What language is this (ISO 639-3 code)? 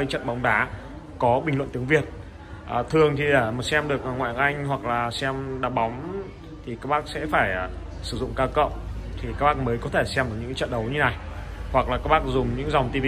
vie